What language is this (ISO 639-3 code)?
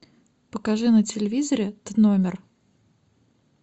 rus